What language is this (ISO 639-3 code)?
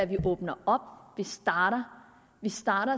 dan